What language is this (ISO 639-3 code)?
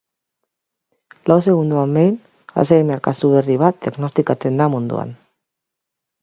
eus